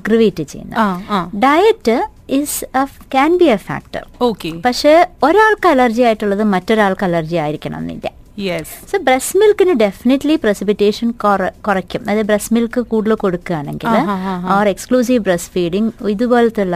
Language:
Malayalam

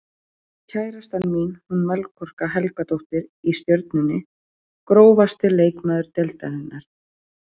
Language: Icelandic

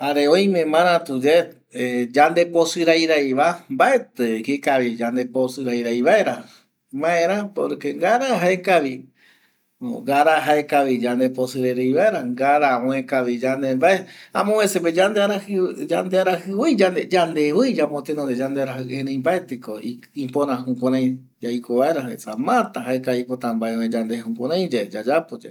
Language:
Eastern Bolivian Guaraní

